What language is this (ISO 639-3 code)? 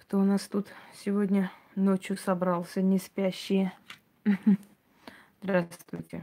rus